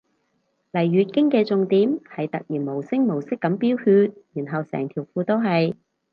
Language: Cantonese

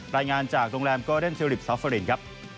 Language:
Thai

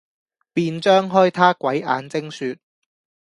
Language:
Cantonese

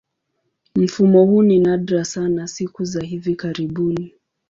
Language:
Swahili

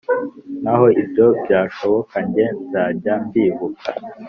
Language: Kinyarwanda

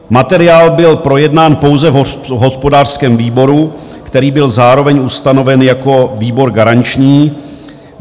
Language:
Czech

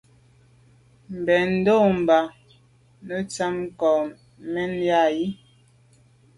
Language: Medumba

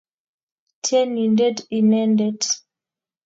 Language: Kalenjin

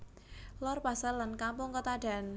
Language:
Javanese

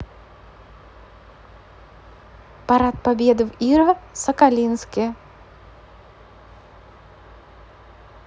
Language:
Russian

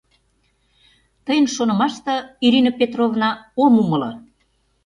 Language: Mari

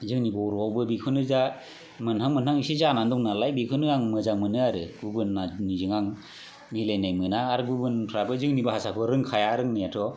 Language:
Bodo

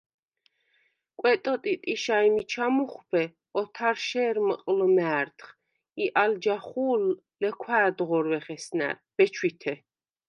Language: Svan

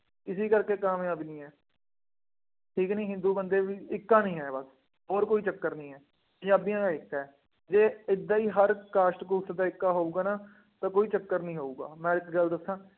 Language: Punjabi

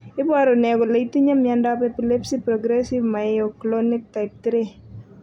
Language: Kalenjin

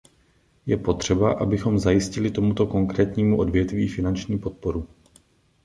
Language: Czech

